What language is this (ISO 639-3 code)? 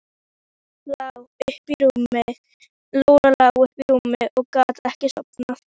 isl